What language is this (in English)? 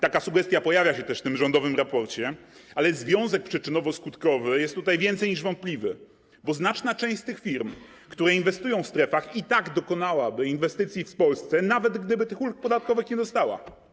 Polish